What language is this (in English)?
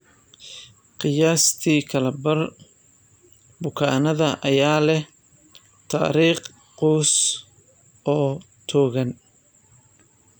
Somali